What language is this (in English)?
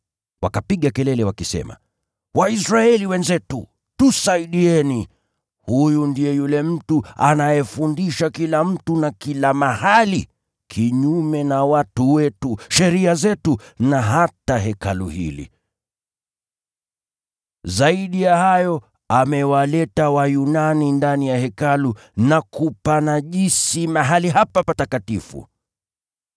Swahili